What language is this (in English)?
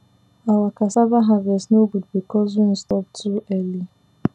Nigerian Pidgin